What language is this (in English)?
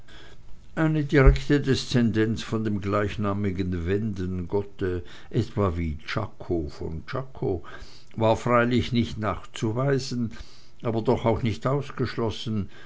German